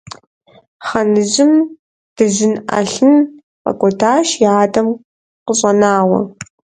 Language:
Kabardian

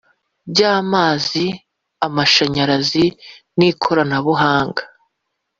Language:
Kinyarwanda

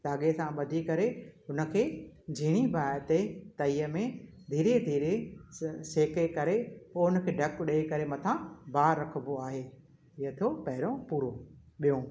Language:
Sindhi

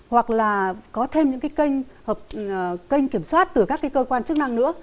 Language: Vietnamese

